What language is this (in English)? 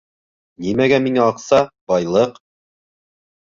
Bashkir